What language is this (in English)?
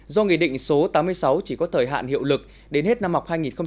Vietnamese